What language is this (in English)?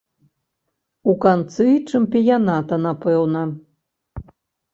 Belarusian